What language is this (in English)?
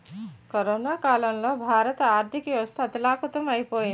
Telugu